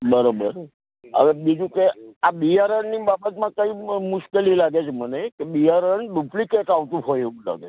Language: Gujarati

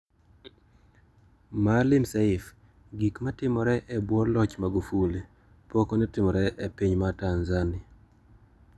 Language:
Luo (Kenya and Tanzania)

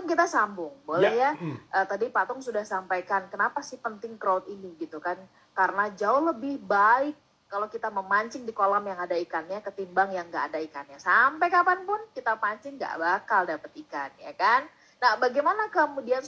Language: Indonesian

